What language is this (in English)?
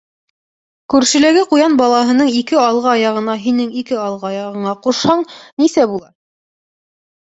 Bashkir